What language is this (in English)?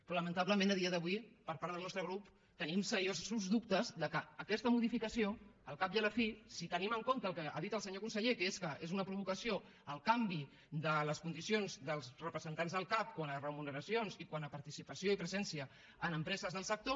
Catalan